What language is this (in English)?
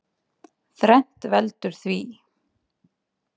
Icelandic